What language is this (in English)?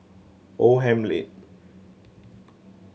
English